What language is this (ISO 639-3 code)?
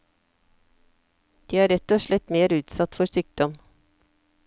nor